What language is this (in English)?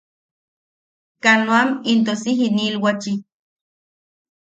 Yaqui